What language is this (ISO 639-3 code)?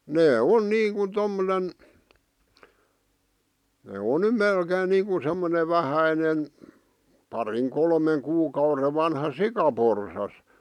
fin